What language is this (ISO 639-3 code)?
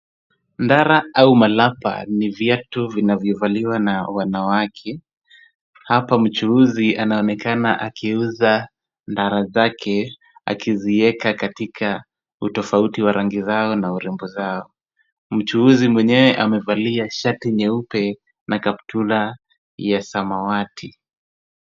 swa